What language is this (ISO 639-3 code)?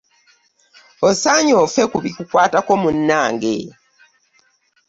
lug